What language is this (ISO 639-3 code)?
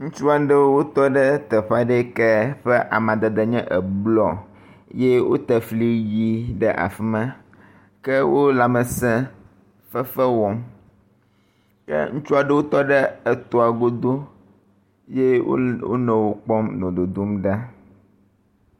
ewe